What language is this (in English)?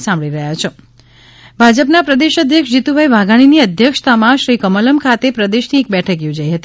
Gujarati